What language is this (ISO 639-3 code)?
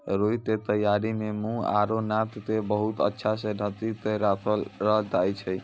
mai